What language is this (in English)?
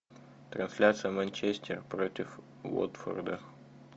Russian